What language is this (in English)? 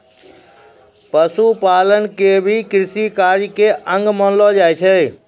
Maithili